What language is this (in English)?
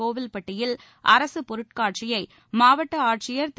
Tamil